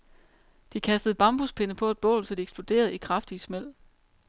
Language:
Danish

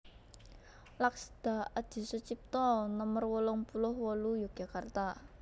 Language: Javanese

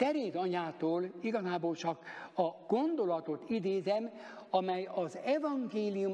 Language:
Hungarian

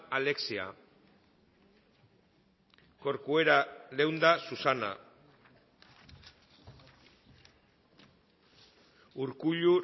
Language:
Basque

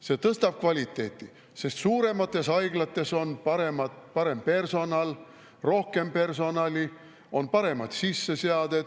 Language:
Estonian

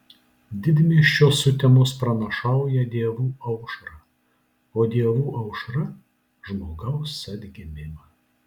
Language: Lithuanian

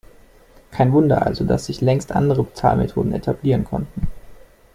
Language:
German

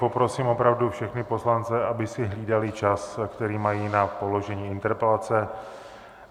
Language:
Czech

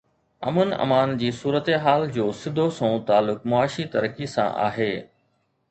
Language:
Sindhi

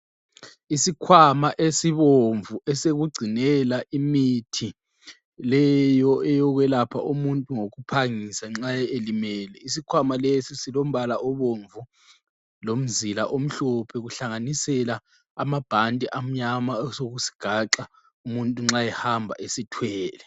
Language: North Ndebele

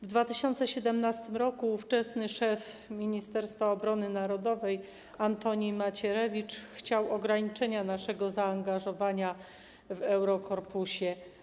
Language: Polish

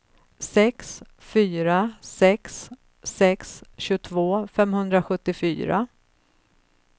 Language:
Swedish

